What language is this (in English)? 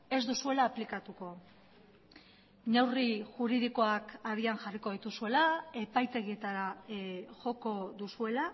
Basque